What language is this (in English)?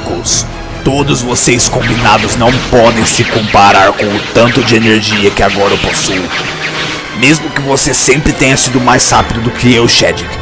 Portuguese